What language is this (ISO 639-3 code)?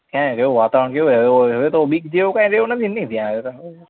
guj